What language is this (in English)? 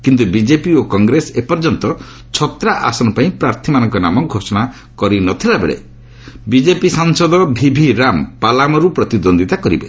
Odia